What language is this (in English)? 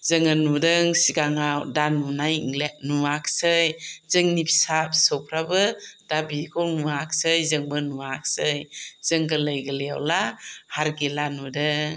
Bodo